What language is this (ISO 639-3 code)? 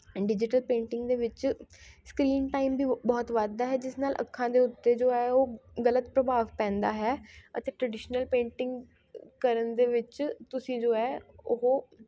pan